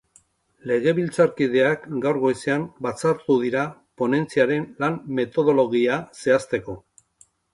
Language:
Basque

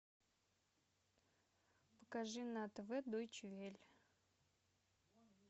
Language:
Russian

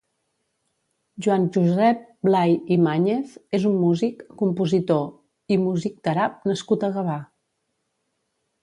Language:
Catalan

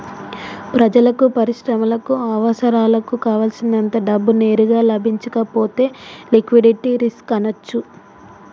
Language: Telugu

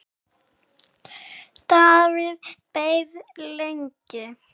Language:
Icelandic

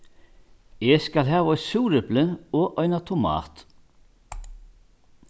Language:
Faroese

